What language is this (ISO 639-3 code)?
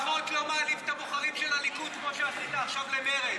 heb